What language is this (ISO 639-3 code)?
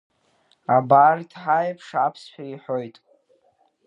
abk